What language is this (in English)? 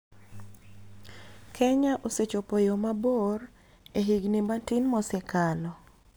Luo (Kenya and Tanzania)